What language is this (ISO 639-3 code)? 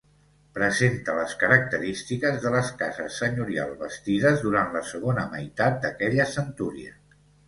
cat